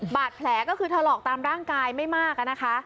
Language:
Thai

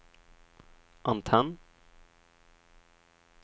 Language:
Swedish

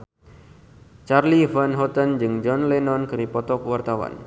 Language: Sundanese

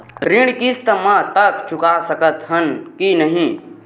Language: Chhattisgarhi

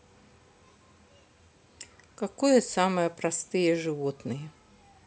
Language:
Russian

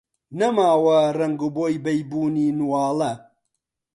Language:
Central Kurdish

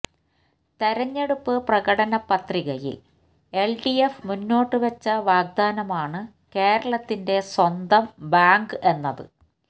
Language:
Malayalam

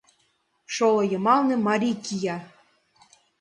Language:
Mari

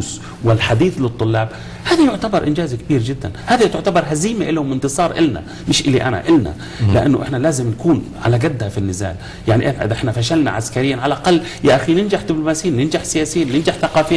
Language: Arabic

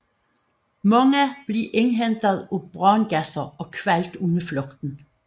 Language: Danish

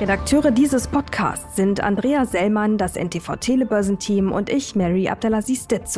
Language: German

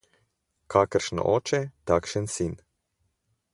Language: Slovenian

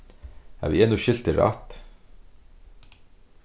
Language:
Faroese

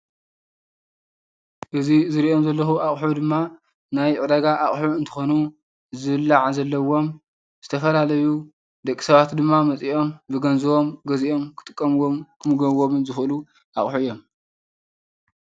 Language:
Tigrinya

